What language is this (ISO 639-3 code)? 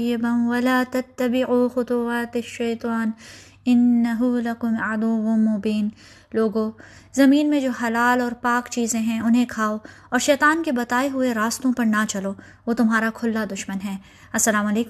urd